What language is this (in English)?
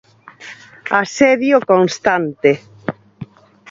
Galician